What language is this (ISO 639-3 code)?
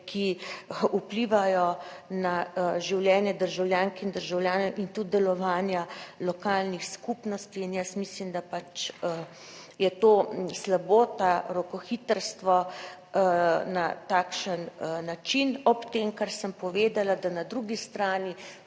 slv